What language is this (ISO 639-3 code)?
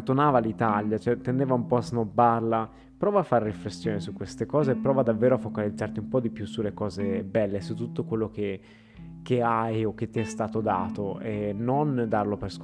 ita